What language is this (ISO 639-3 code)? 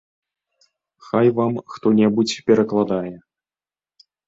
bel